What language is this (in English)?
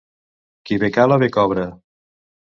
Catalan